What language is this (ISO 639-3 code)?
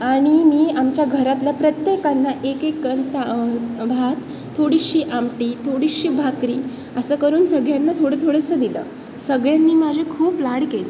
mar